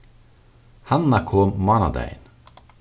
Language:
Faroese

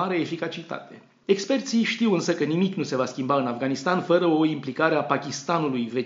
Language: Romanian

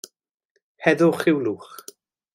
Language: Welsh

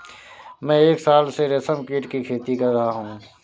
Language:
Hindi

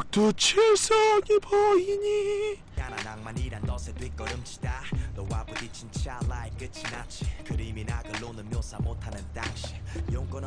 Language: Korean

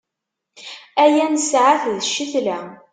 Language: Kabyle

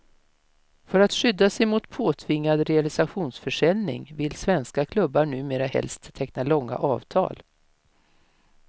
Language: Swedish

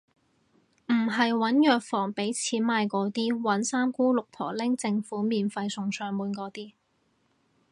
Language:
Cantonese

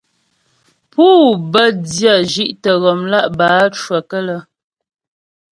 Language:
Ghomala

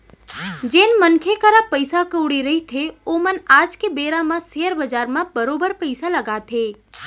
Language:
Chhattisgarhi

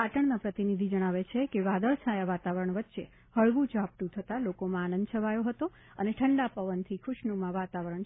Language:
Gujarati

